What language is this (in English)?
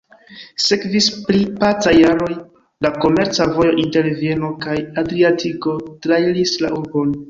Esperanto